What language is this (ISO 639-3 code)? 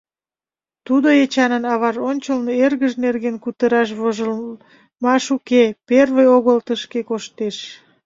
chm